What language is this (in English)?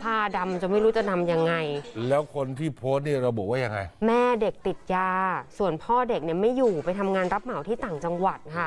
Thai